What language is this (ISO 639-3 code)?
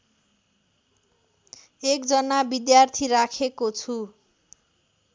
nep